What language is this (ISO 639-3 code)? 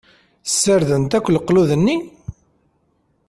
kab